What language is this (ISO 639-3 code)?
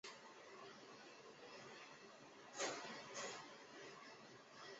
zho